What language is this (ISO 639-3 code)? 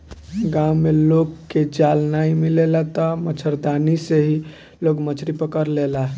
bho